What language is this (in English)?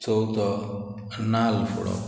Konkani